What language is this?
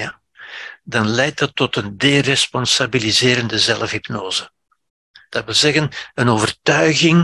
Dutch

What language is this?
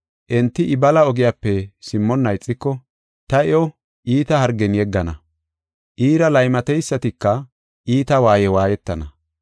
Gofa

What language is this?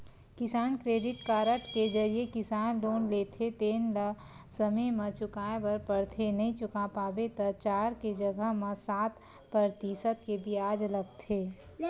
Chhattisgarhi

